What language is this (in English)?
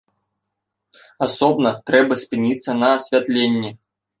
Belarusian